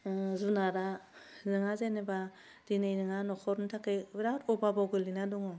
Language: Bodo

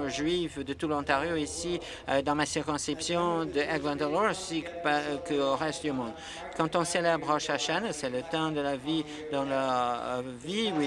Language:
French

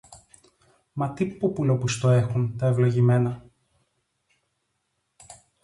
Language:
Greek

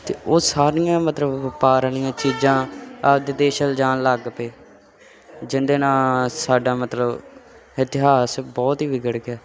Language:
Punjabi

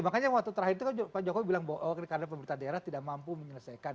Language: Indonesian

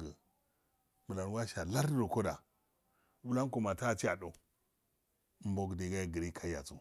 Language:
Afade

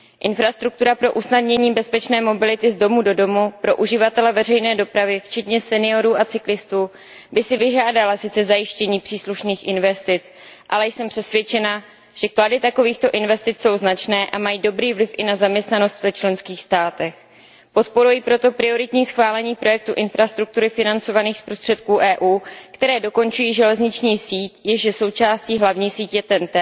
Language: Czech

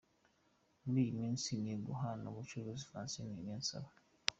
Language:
Kinyarwanda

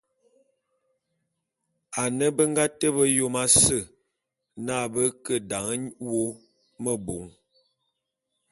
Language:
Bulu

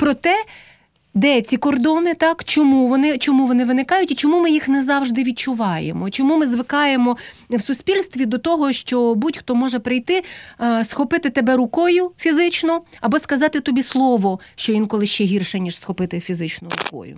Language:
Ukrainian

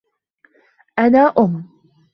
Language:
Arabic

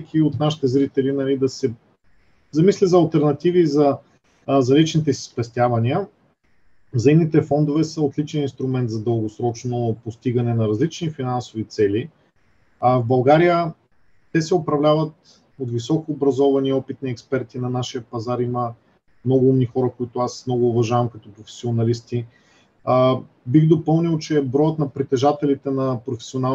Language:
Bulgarian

